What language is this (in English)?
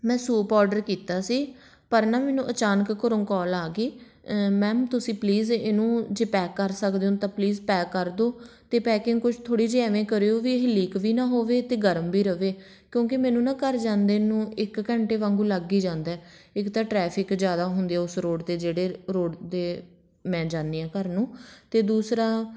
Punjabi